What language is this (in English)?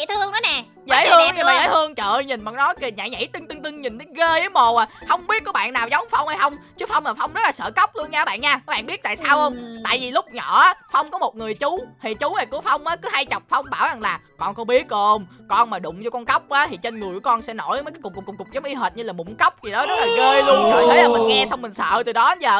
Vietnamese